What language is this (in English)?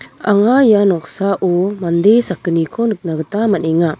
Garo